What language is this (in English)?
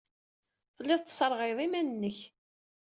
Kabyle